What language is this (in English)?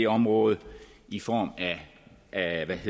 Danish